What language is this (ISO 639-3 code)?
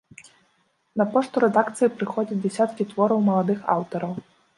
bel